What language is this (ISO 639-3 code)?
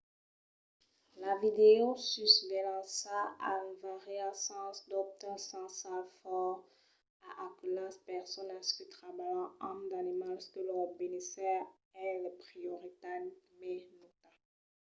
oci